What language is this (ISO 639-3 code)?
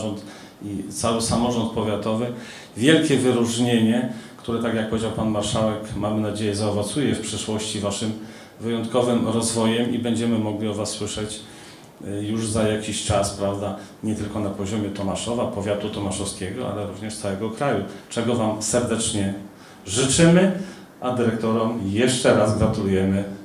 pol